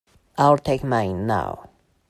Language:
English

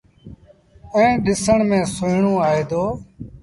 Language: Sindhi Bhil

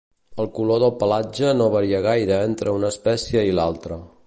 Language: Catalan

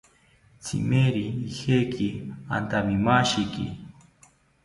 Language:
South Ucayali Ashéninka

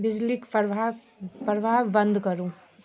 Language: Maithili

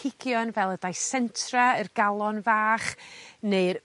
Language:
Welsh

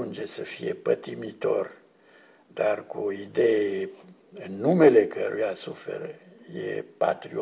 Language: Romanian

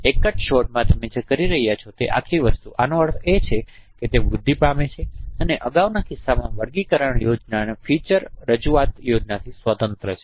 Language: Gujarati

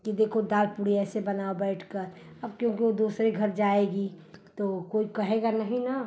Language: Hindi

